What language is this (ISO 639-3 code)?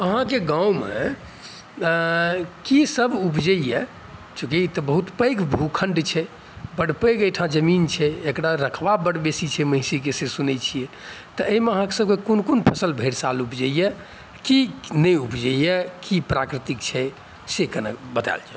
mai